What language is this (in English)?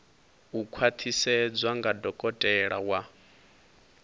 Venda